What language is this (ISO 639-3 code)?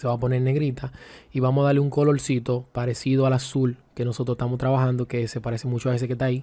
spa